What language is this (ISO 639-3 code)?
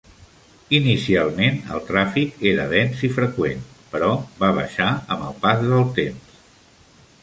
cat